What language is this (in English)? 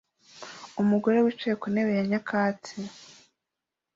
Kinyarwanda